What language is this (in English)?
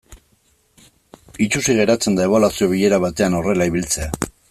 Basque